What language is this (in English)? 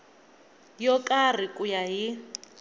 Tsonga